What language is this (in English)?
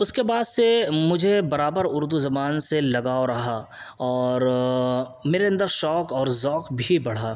Urdu